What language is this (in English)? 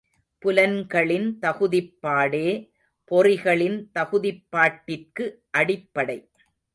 Tamil